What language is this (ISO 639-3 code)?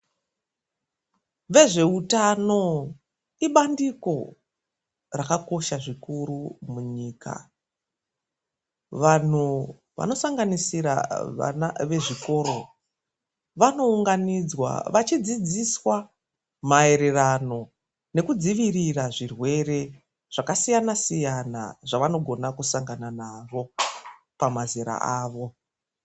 ndc